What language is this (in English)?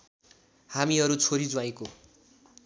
Nepali